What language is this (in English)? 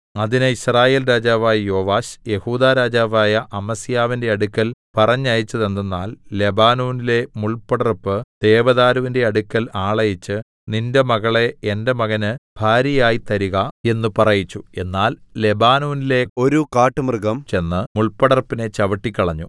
Malayalam